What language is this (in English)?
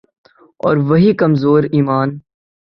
Urdu